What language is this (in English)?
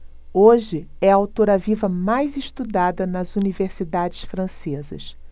Portuguese